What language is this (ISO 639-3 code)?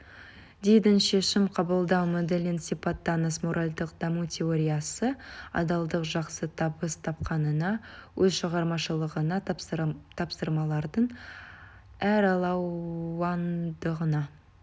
kaz